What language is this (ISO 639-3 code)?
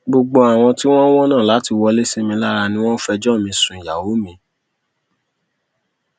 yor